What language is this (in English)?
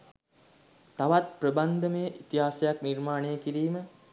Sinhala